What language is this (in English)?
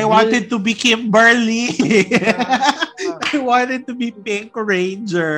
Filipino